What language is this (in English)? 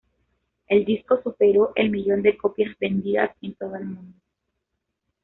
Spanish